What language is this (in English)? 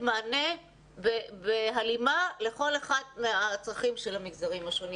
Hebrew